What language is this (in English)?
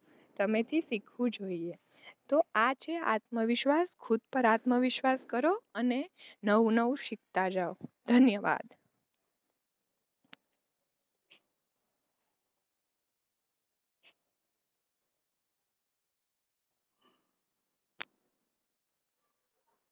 Gujarati